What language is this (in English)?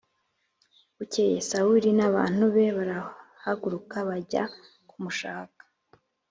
Kinyarwanda